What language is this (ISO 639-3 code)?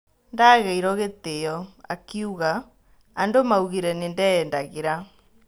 kik